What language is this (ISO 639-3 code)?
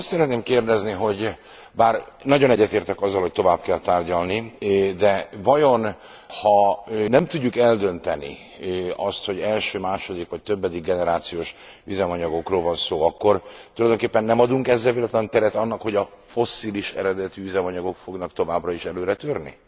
hun